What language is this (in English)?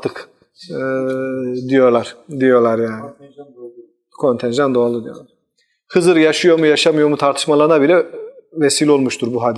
Turkish